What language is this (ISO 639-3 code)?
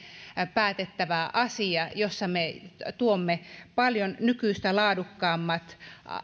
fin